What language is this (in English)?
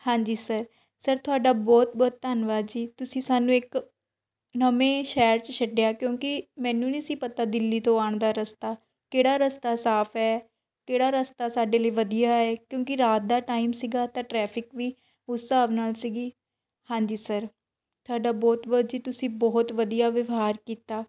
Punjabi